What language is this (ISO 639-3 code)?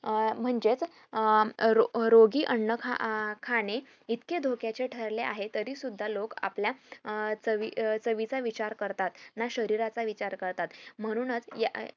mar